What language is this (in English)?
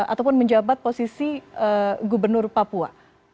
Indonesian